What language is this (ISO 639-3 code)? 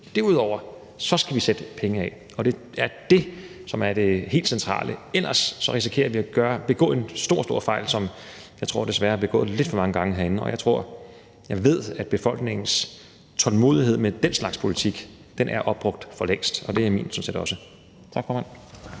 dan